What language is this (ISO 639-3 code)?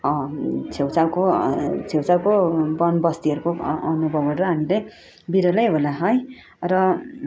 nep